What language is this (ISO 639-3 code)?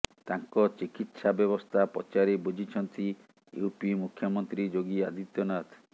ori